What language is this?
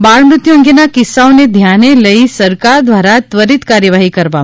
Gujarati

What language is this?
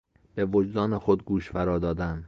Persian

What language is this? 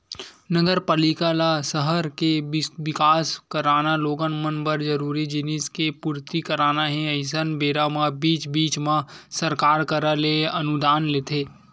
Chhattisgarhi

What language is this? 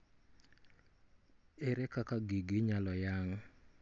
Luo (Kenya and Tanzania)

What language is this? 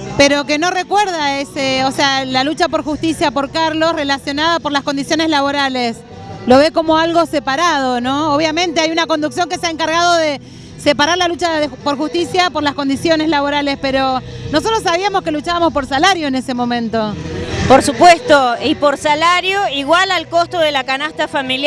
Spanish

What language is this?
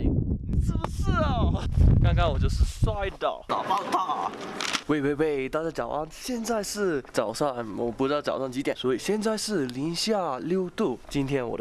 Chinese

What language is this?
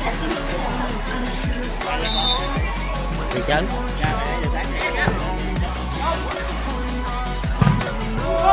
Vietnamese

